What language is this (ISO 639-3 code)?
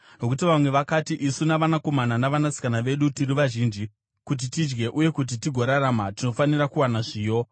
sna